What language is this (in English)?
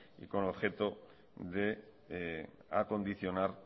Spanish